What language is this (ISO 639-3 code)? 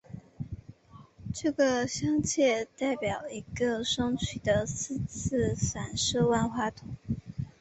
zho